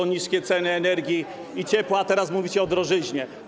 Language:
Polish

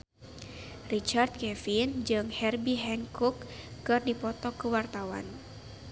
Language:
Sundanese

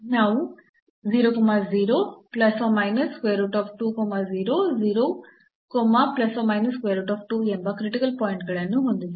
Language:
Kannada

